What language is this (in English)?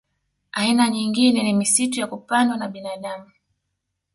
Swahili